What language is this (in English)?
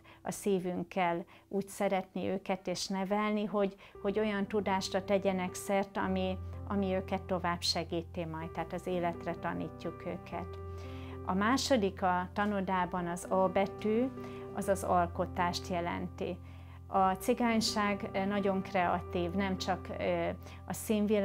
Hungarian